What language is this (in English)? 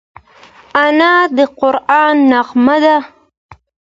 Pashto